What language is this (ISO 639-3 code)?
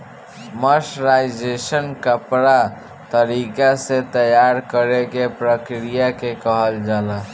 bho